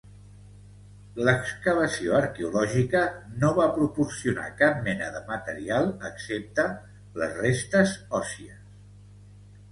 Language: Catalan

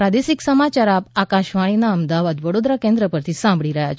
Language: Gujarati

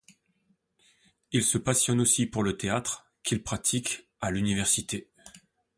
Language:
French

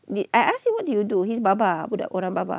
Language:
English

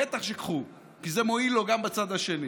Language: Hebrew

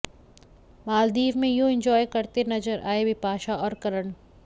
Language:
Hindi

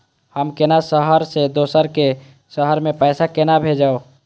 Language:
Maithili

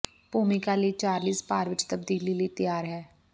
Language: Punjabi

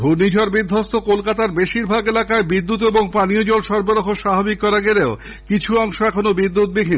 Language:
Bangla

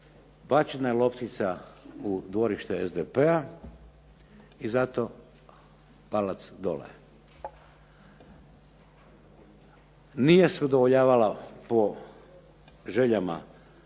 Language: Croatian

